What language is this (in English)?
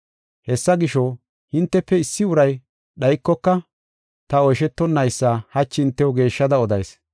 Gofa